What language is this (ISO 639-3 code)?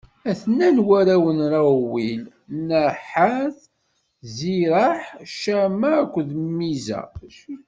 kab